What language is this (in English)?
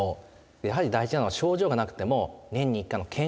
Japanese